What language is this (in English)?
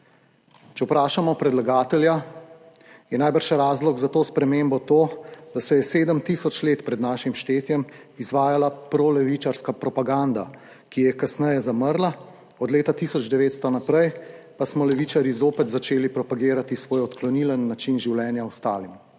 Slovenian